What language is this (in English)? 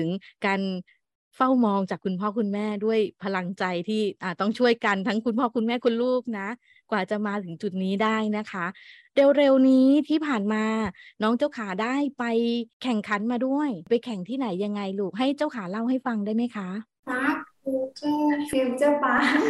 Thai